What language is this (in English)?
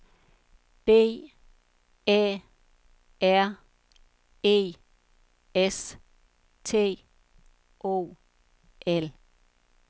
Danish